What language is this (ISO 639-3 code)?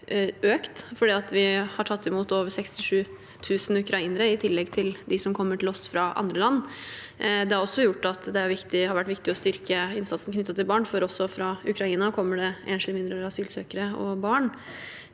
nor